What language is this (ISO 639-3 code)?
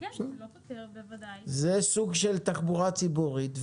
heb